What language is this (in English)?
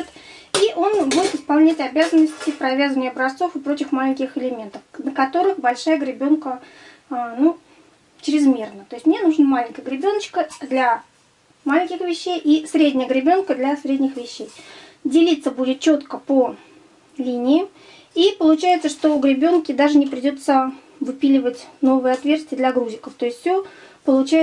Russian